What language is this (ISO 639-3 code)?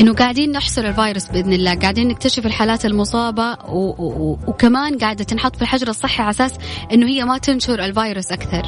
ara